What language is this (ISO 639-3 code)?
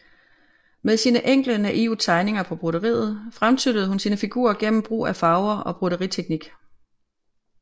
dan